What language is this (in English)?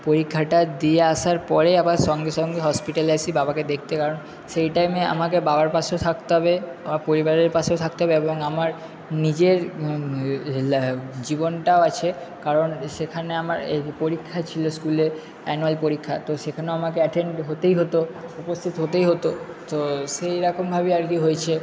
Bangla